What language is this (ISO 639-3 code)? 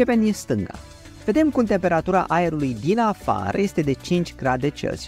ron